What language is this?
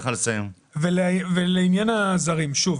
Hebrew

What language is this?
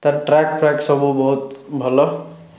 Odia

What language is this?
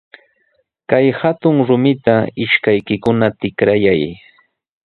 Sihuas Ancash Quechua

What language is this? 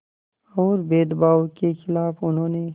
Hindi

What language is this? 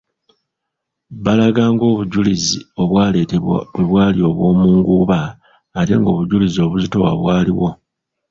Ganda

